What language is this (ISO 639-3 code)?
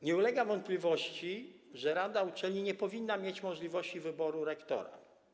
pol